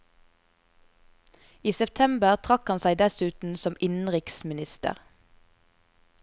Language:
Norwegian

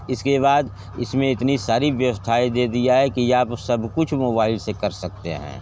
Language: Hindi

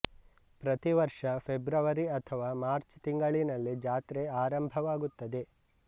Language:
Kannada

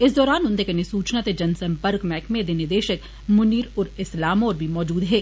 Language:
Dogri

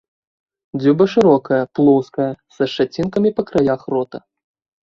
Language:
Belarusian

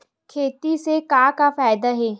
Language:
Chhattisgarhi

